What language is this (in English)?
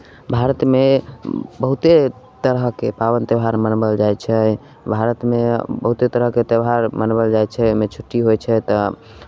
Maithili